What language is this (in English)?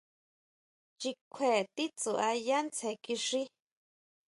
Huautla Mazatec